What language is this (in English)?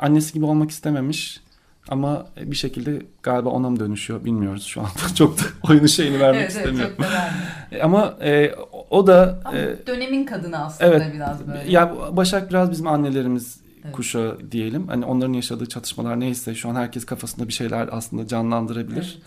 Turkish